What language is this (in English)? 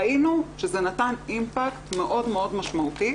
Hebrew